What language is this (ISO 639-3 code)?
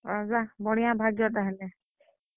ori